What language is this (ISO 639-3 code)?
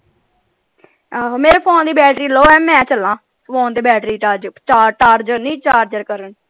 pan